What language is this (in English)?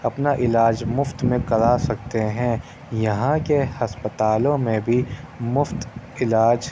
Urdu